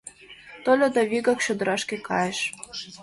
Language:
Mari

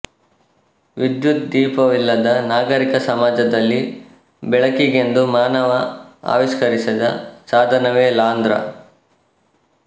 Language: Kannada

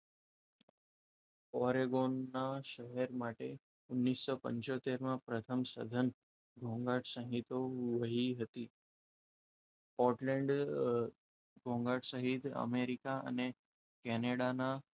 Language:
Gujarati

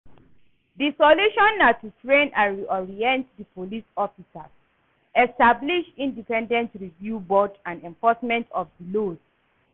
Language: Nigerian Pidgin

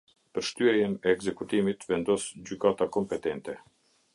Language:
Albanian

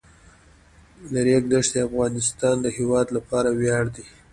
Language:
Pashto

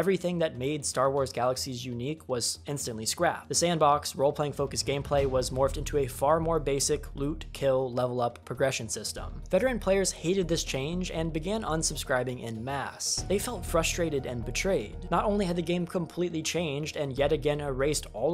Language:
English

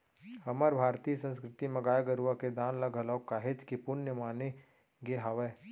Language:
Chhattisgarhi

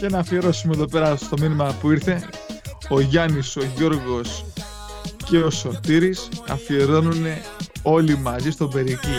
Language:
Greek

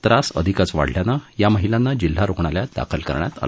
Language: Marathi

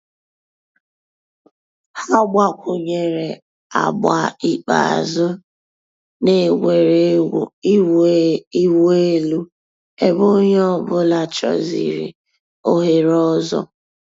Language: Igbo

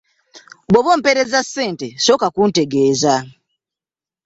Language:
Ganda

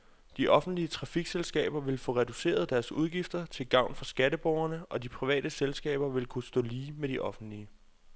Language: Danish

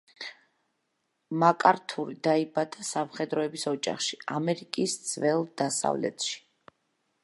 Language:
Georgian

